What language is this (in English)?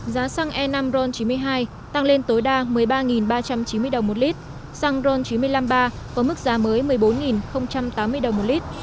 Vietnamese